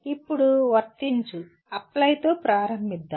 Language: Telugu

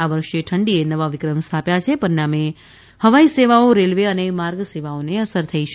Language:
Gujarati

